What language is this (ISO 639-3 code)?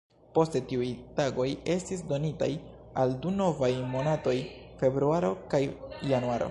epo